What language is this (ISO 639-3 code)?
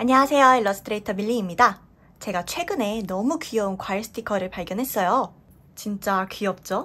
kor